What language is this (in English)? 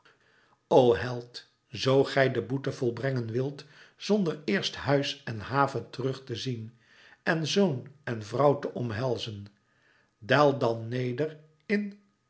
Dutch